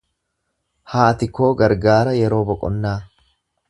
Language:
Oromo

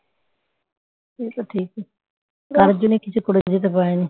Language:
Bangla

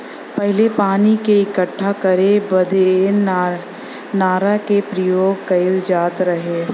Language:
Bhojpuri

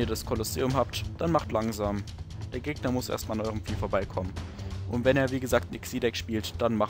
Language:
German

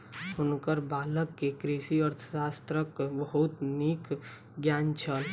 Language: Maithili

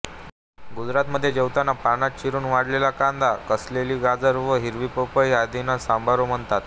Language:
Marathi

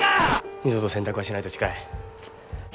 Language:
Japanese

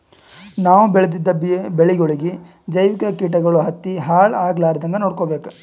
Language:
Kannada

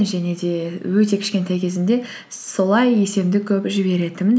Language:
Kazakh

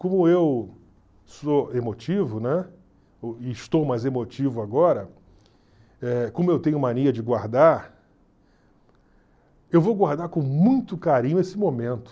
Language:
Portuguese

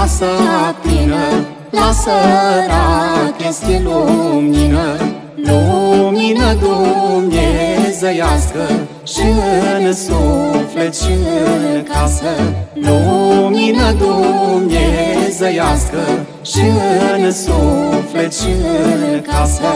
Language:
Romanian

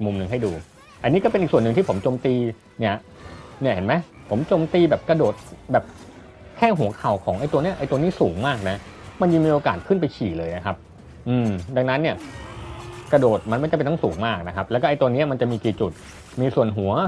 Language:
Thai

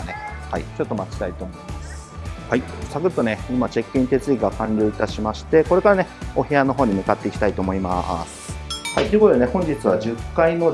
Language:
Japanese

